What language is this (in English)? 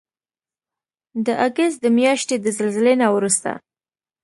Pashto